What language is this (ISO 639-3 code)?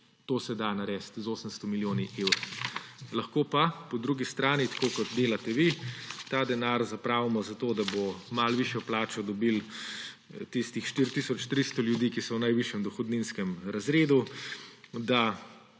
slv